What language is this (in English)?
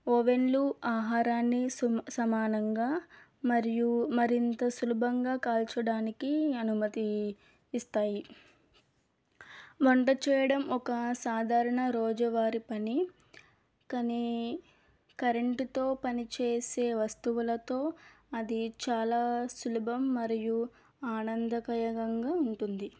Telugu